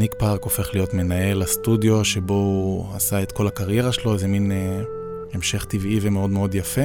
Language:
Hebrew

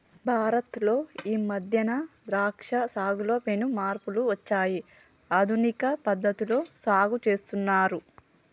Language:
Telugu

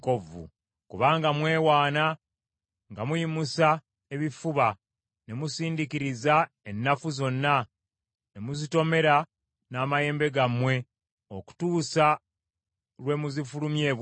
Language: Ganda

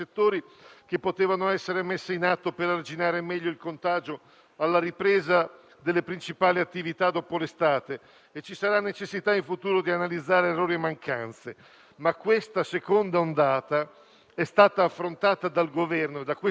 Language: Italian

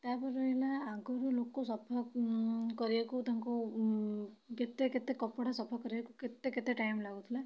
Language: Odia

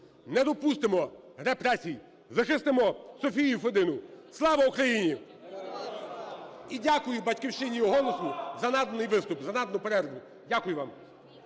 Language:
Ukrainian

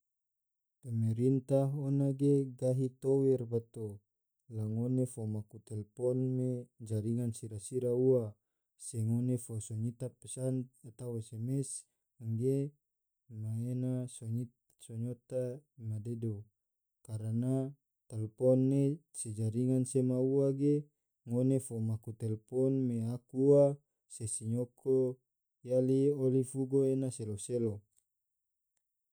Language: Tidore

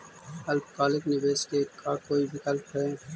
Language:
Magahi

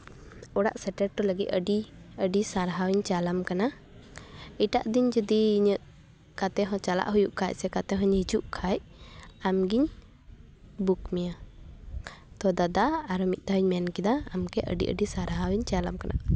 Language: Santali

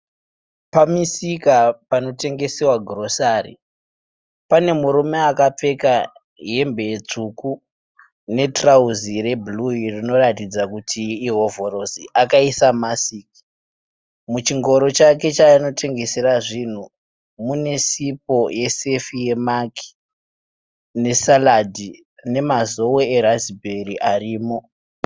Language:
Shona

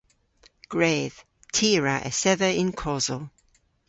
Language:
Cornish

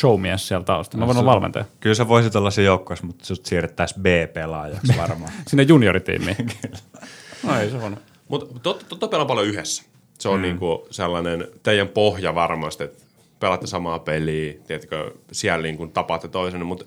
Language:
Finnish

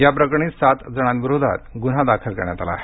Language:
Marathi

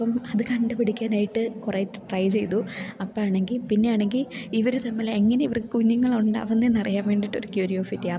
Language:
Malayalam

